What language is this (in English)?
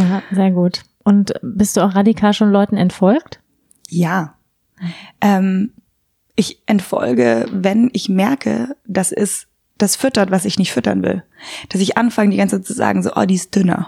German